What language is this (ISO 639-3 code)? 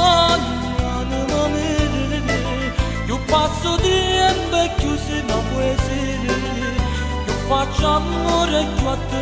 ron